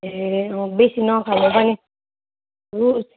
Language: Nepali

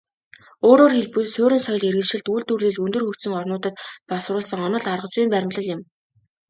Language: Mongolian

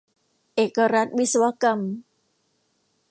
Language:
Thai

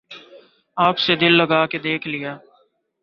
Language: Urdu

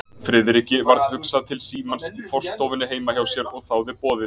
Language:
Icelandic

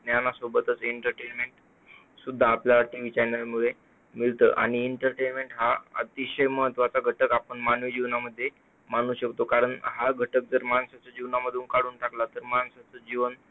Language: Marathi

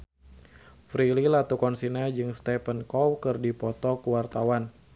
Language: Sundanese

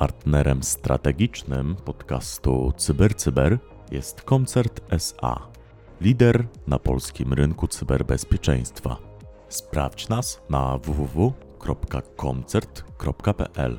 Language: Polish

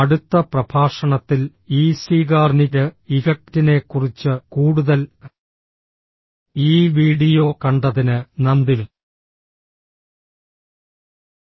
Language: Malayalam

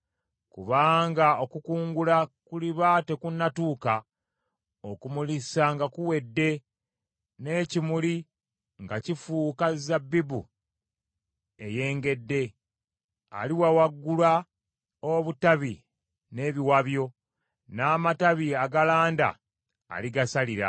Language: Ganda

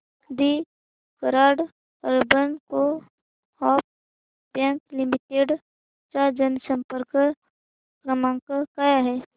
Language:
Marathi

